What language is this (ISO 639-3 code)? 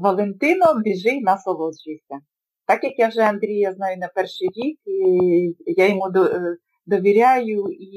ukr